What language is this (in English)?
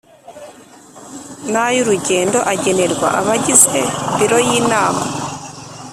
Kinyarwanda